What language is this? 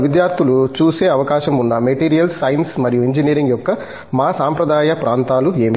Telugu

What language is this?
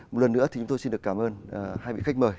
Vietnamese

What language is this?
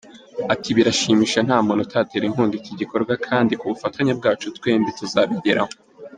Kinyarwanda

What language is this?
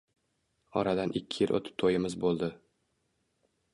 Uzbek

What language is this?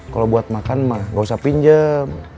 Indonesian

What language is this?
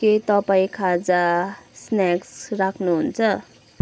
Nepali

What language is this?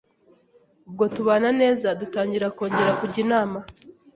Kinyarwanda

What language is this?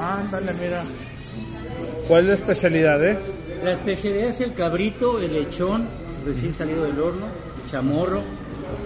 Spanish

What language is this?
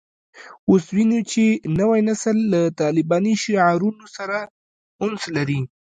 Pashto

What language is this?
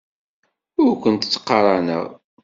Kabyle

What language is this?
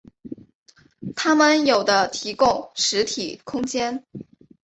Chinese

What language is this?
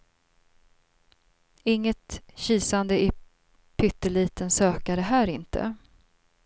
Swedish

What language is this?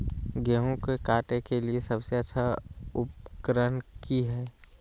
Magahi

